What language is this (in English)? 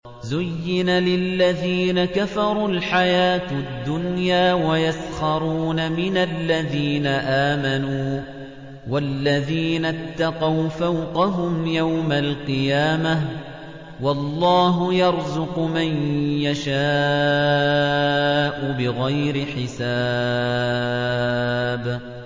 Arabic